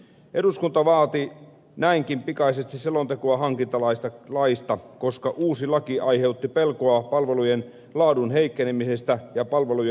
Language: Finnish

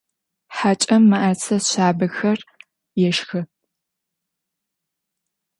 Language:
Adyghe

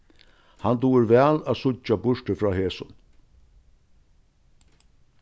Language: Faroese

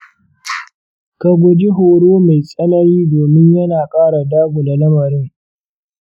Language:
Hausa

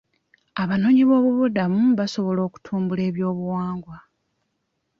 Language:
Ganda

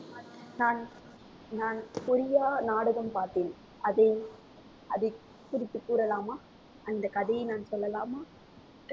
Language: Tamil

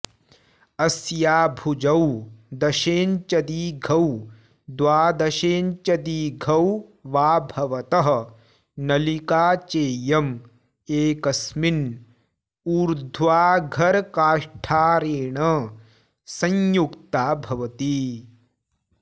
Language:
Sanskrit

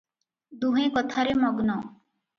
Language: Odia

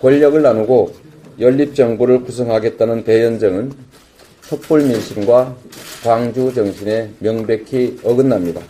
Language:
Korean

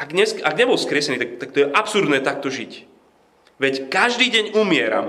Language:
Slovak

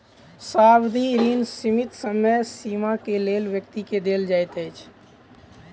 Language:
Maithili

